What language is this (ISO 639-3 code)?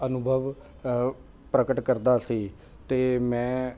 pan